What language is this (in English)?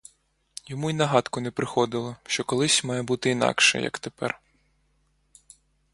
Ukrainian